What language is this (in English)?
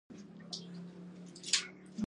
Pashto